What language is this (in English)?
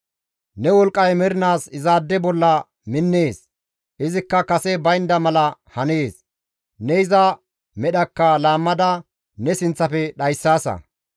Gamo